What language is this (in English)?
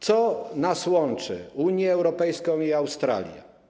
Polish